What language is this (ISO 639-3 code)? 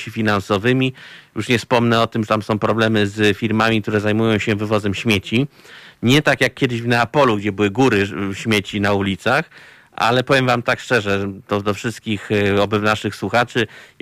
pol